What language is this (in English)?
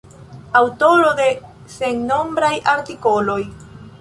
Esperanto